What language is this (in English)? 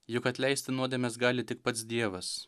Lithuanian